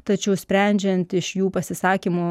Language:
Lithuanian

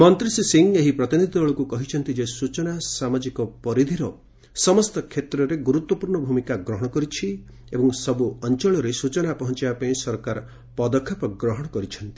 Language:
Odia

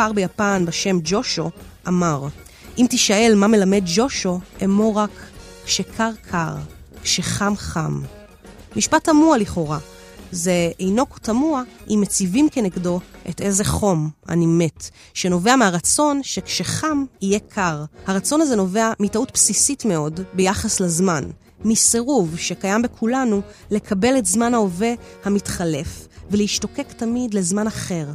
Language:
Hebrew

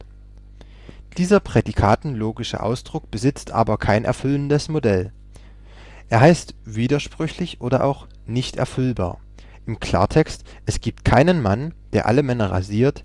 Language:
German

